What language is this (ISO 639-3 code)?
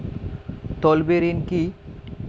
ben